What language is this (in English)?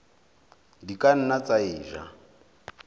Southern Sotho